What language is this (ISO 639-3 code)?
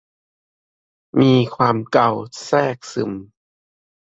tha